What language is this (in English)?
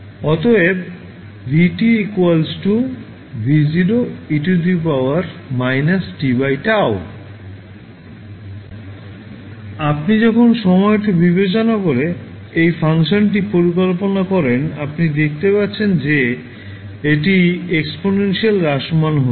Bangla